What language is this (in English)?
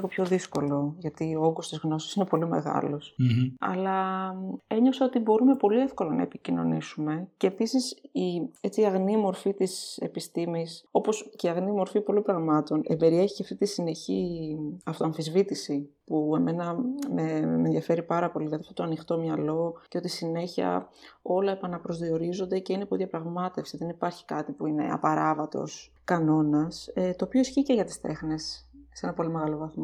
Greek